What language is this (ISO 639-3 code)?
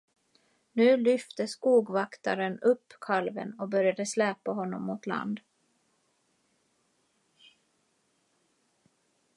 swe